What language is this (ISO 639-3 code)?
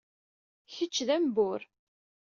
kab